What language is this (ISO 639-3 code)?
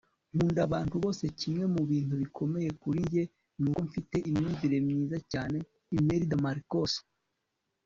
kin